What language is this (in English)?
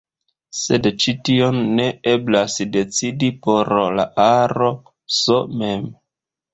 Esperanto